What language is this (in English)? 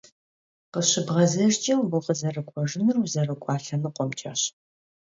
Kabardian